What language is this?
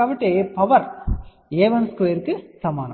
Telugu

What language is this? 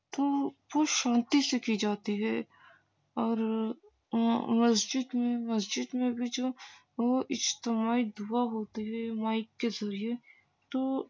Urdu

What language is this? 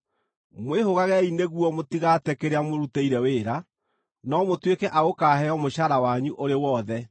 Kikuyu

